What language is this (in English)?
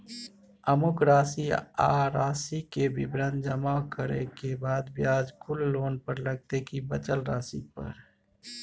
Maithili